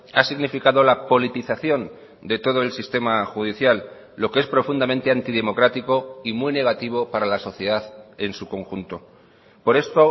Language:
Spanish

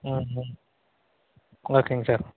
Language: Tamil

